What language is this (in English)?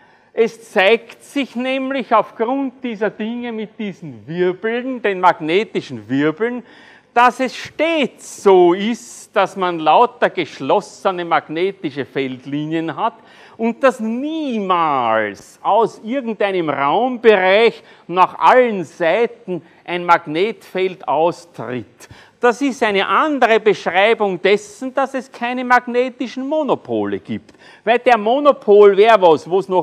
German